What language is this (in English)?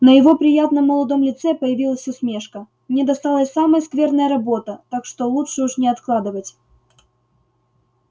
Russian